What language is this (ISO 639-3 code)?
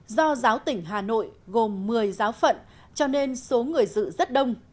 vie